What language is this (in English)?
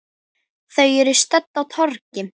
Icelandic